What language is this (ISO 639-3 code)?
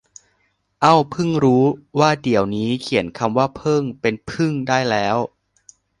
tha